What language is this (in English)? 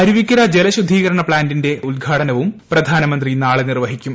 Malayalam